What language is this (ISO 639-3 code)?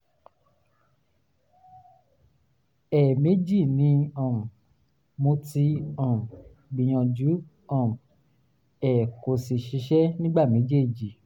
yor